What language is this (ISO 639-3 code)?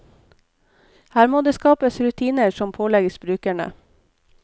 nor